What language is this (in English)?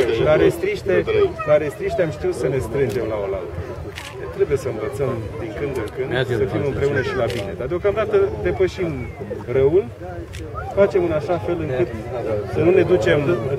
Romanian